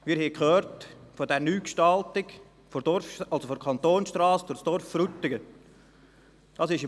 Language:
Swiss German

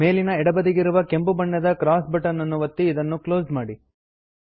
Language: Kannada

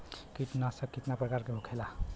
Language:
Bhojpuri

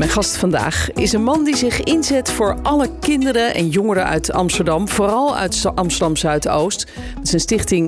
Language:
Dutch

